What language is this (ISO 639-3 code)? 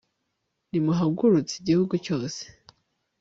kin